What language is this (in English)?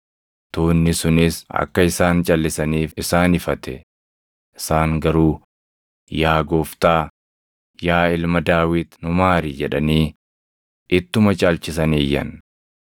Oromo